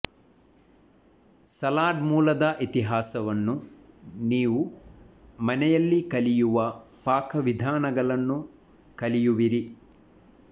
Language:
Kannada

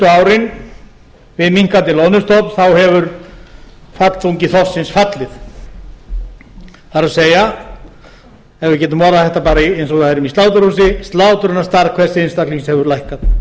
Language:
Icelandic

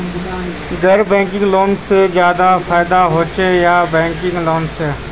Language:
Magahi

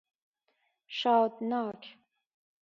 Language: Persian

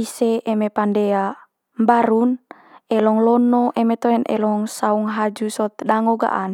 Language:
Manggarai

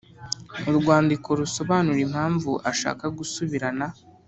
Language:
Kinyarwanda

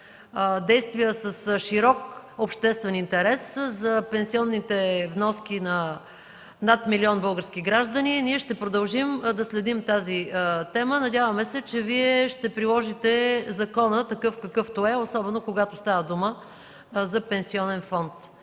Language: Bulgarian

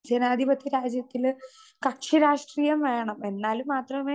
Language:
Malayalam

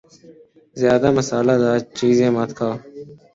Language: Urdu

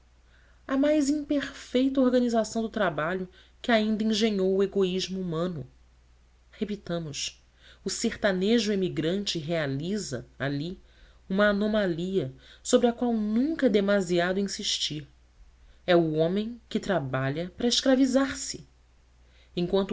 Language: Portuguese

